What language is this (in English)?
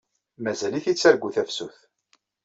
Kabyle